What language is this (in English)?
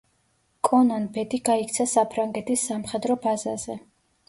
Georgian